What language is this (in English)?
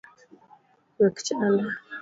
Luo (Kenya and Tanzania)